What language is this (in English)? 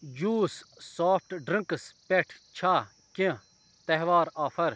Kashmiri